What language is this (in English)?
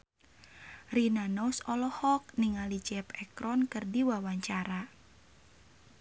Sundanese